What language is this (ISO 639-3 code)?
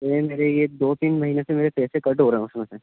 urd